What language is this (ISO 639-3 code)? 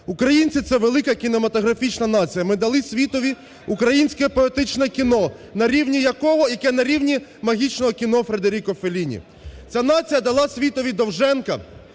ukr